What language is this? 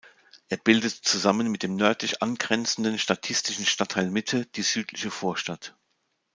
German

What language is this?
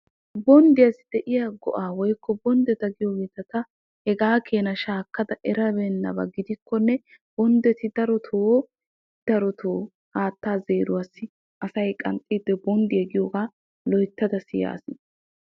Wolaytta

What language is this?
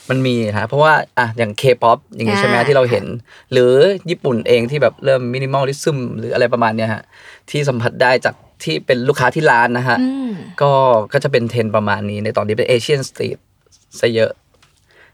Thai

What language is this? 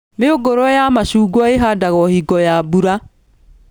Kikuyu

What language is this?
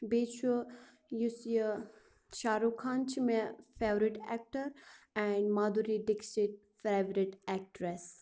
Kashmiri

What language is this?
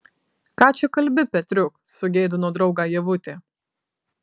Lithuanian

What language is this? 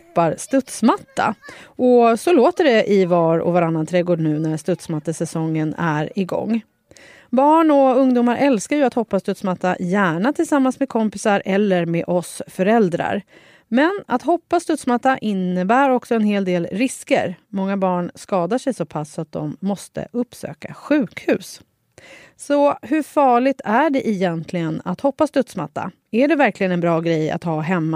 Swedish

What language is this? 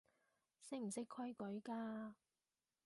Cantonese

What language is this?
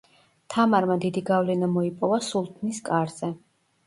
Georgian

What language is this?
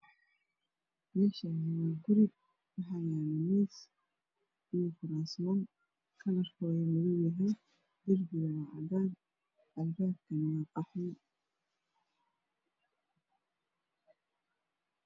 Somali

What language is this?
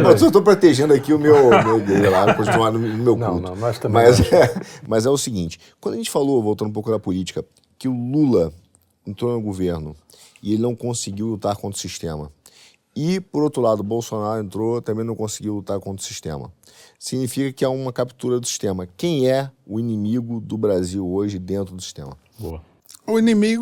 Portuguese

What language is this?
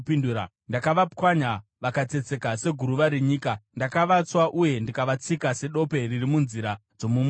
Shona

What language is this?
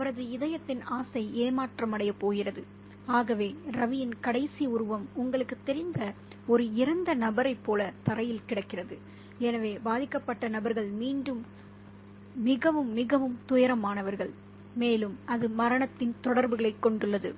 Tamil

